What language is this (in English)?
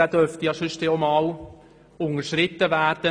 Swiss German